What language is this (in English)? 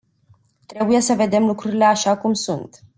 Romanian